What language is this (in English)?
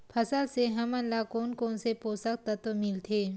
Chhattisgarhi